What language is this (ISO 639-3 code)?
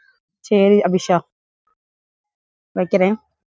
tam